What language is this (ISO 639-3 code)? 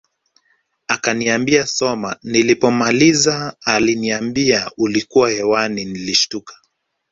swa